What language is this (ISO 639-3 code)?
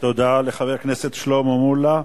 heb